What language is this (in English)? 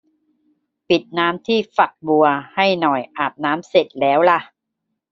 Thai